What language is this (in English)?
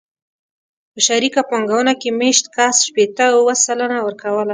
Pashto